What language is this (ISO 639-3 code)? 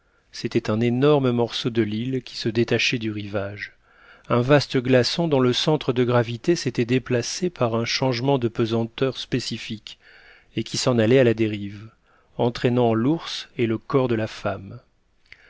fra